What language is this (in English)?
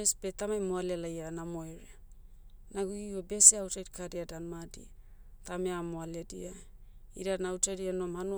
Motu